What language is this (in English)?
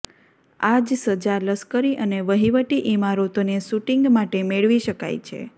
Gujarati